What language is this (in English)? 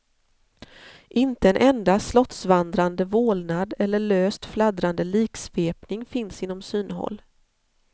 Swedish